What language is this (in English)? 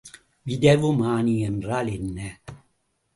Tamil